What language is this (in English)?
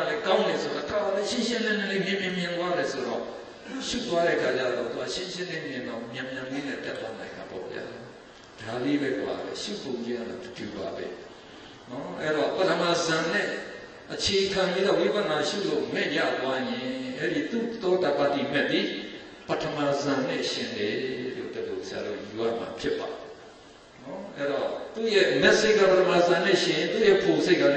Romanian